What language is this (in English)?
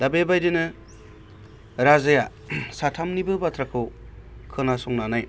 Bodo